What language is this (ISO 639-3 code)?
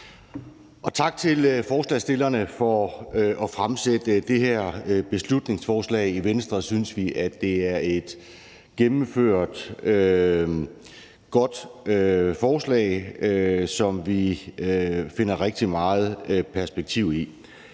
dan